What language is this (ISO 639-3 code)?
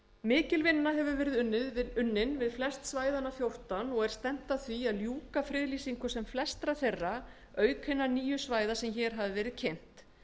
isl